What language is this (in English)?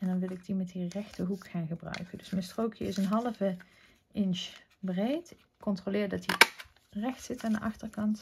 Dutch